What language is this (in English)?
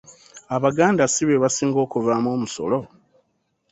Ganda